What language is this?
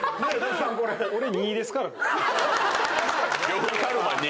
Japanese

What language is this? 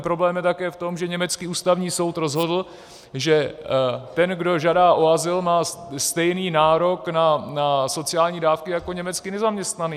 Czech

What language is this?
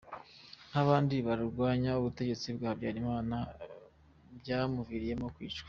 Kinyarwanda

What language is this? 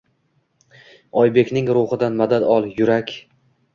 Uzbek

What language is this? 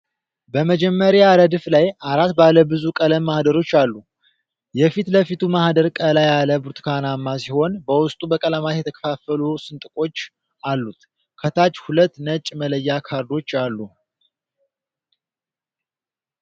Amharic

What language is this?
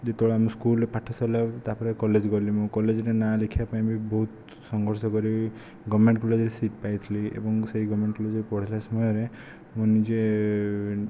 Odia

